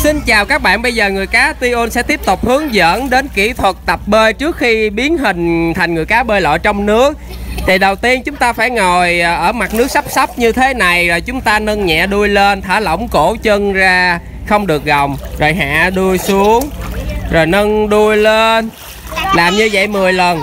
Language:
Vietnamese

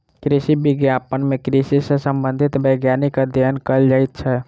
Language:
Maithili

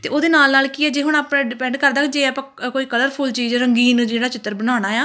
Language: Punjabi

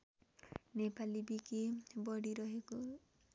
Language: Nepali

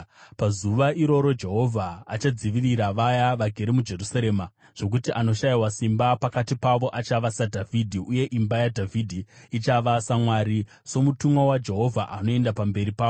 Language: Shona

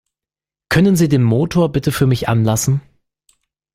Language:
German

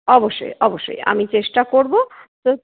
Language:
Bangla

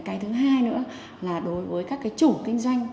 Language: Vietnamese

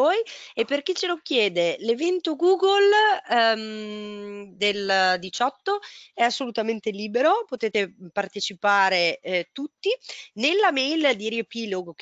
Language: Italian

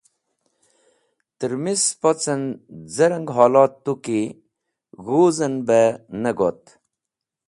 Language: Wakhi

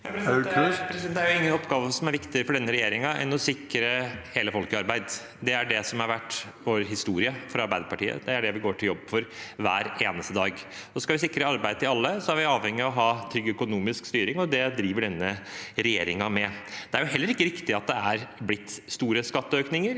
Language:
Norwegian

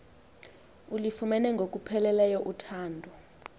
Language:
Xhosa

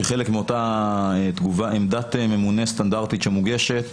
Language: Hebrew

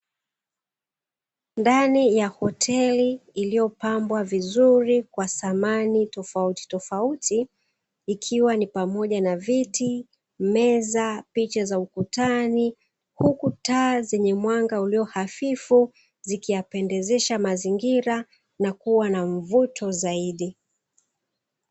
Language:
Swahili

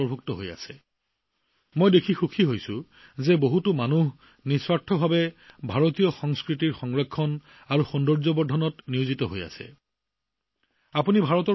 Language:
Assamese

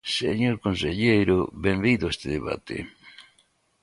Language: Galician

